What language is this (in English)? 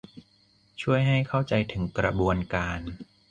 Thai